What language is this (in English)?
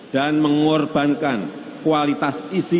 Indonesian